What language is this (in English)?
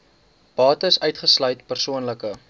Afrikaans